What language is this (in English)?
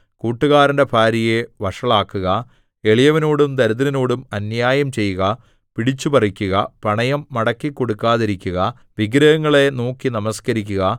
Malayalam